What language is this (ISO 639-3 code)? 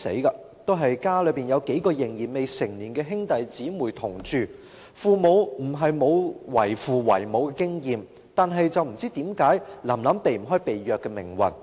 yue